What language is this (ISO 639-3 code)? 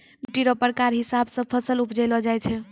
mai